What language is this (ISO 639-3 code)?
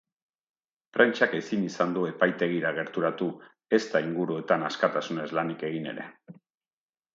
eus